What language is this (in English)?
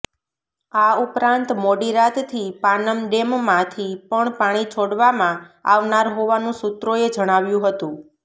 Gujarati